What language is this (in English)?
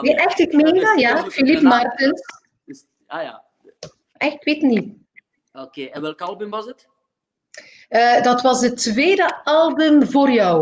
Dutch